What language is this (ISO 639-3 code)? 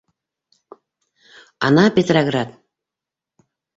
bak